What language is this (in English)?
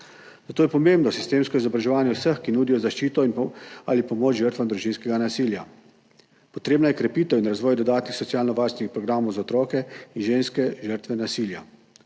Slovenian